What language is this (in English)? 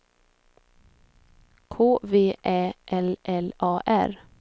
Swedish